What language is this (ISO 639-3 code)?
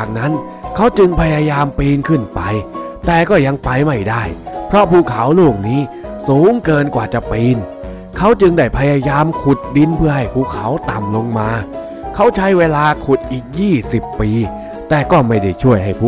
tha